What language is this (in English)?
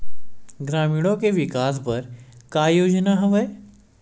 Chhattisgarhi